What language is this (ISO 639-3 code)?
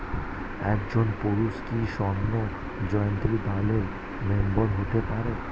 ben